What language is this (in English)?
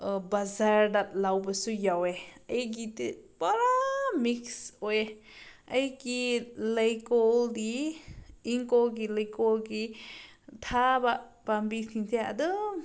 Manipuri